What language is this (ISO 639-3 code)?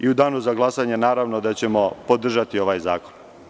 srp